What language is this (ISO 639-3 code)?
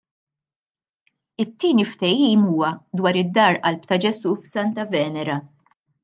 mlt